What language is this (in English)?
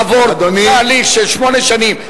Hebrew